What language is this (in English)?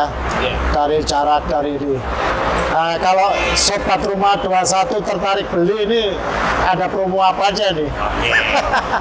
Indonesian